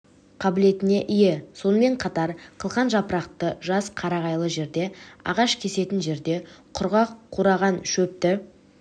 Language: Kazakh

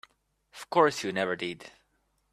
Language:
English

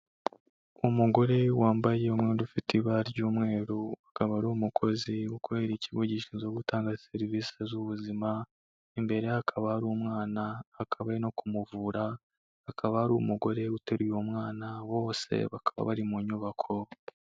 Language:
Kinyarwanda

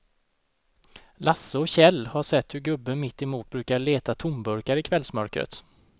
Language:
Swedish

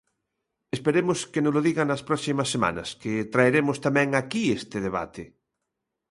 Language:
Galician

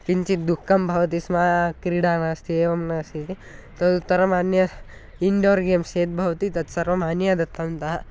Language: Sanskrit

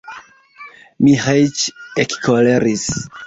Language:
Esperanto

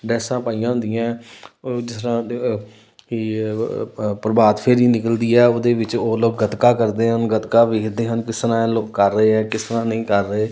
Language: Punjabi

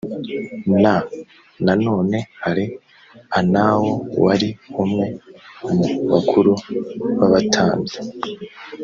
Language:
Kinyarwanda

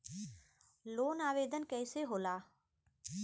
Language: Bhojpuri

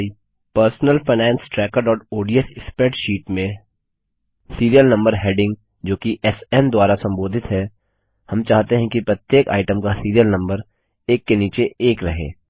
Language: Hindi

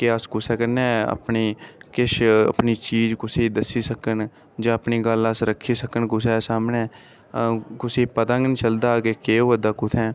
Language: Dogri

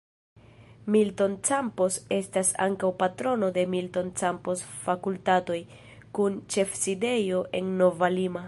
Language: Esperanto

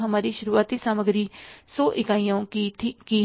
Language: Hindi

